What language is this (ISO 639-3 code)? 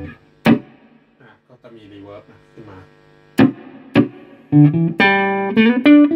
tha